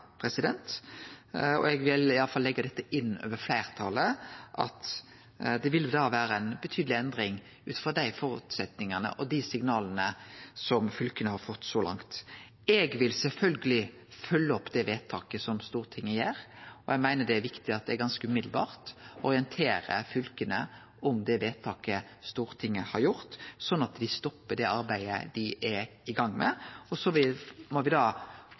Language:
Norwegian Nynorsk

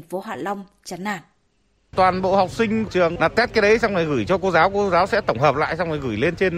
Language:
Vietnamese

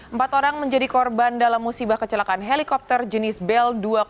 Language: Indonesian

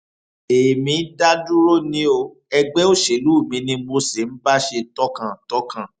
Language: Yoruba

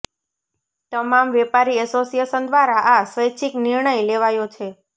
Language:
Gujarati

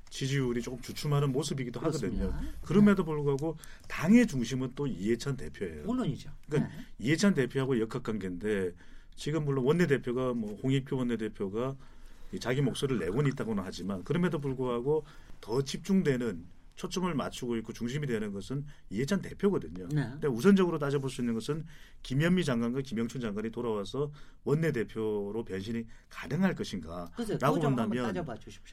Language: Korean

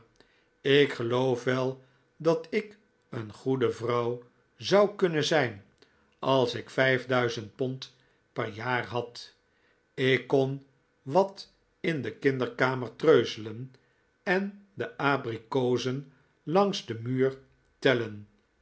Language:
Dutch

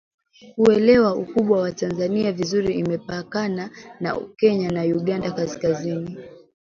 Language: Swahili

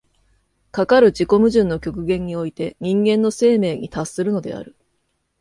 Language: Japanese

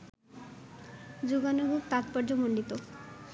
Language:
Bangla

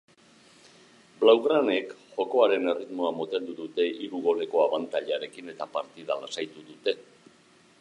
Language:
Basque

